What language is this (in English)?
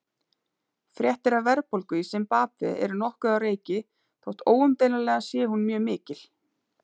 Icelandic